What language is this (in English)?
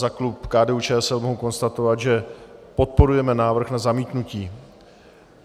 Czech